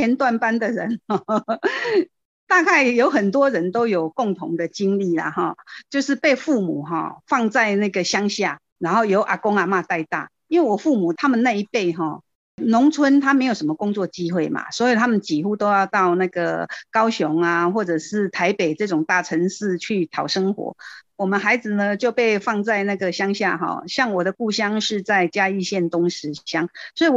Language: Chinese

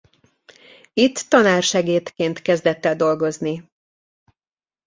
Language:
Hungarian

